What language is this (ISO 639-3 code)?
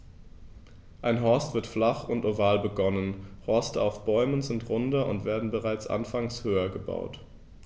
deu